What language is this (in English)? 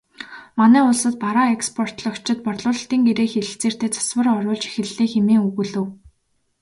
Mongolian